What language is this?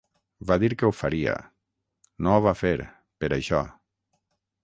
Catalan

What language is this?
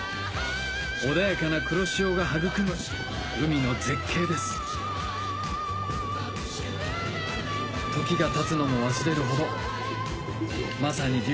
Japanese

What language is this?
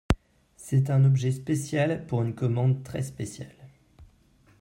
French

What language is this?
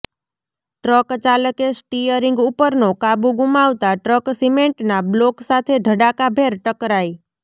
Gujarati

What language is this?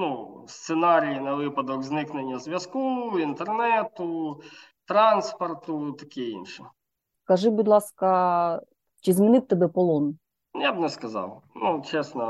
Ukrainian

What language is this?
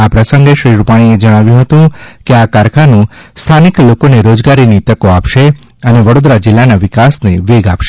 Gujarati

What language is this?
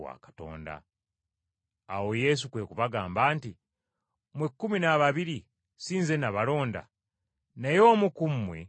Ganda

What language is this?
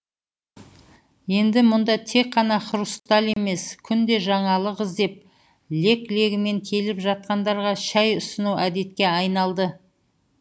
Kazakh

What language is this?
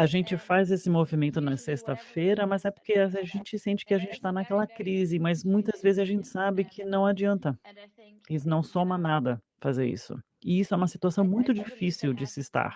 Portuguese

